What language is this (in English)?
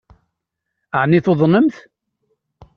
Kabyle